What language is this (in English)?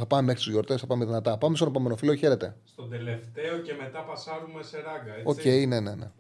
Greek